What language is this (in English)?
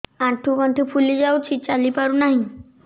Odia